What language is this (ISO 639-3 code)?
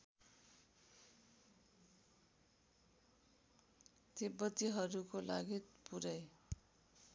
nep